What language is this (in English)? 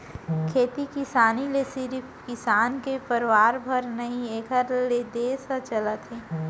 Chhattisgarhi